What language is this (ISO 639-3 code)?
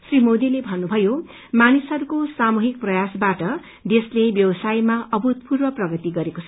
nep